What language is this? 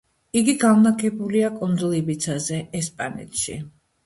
Georgian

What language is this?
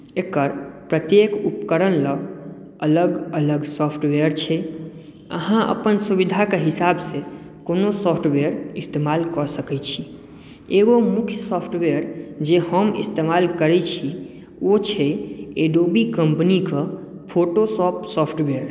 Maithili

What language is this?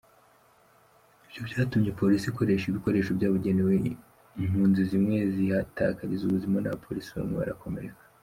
Kinyarwanda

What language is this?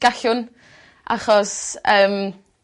Welsh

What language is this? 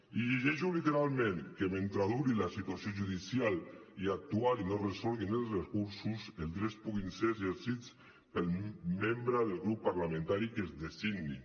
Catalan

